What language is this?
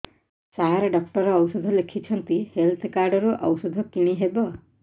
Odia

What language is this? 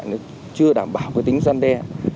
Vietnamese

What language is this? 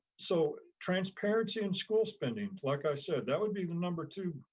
English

